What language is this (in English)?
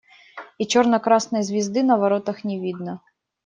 Russian